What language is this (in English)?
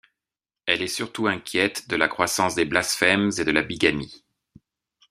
French